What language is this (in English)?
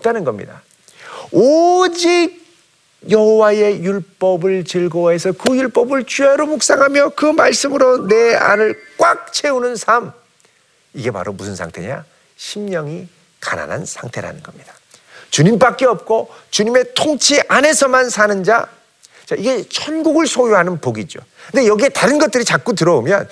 Korean